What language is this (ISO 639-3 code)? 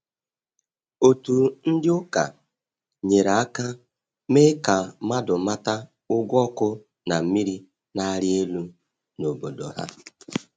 ibo